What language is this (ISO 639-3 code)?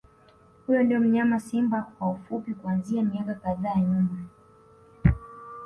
swa